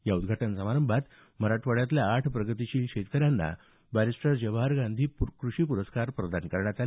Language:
Marathi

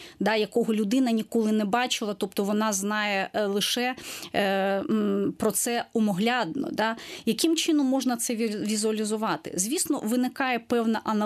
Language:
Ukrainian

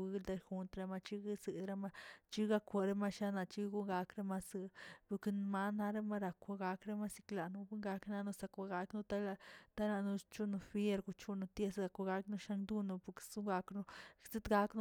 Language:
Tilquiapan Zapotec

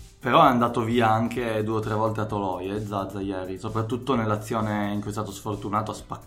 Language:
Italian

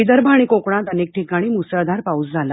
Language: Marathi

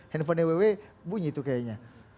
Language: Indonesian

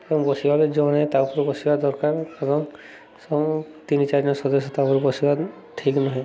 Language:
Odia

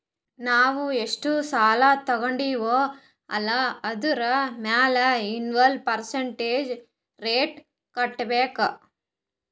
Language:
Kannada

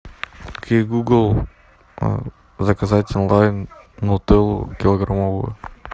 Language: Russian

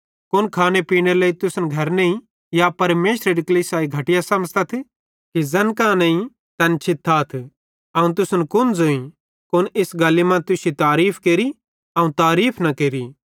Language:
Bhadrawahi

